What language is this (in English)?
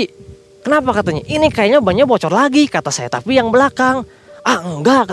Indonesian